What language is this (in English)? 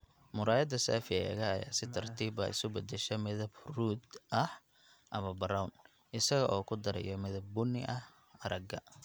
Somali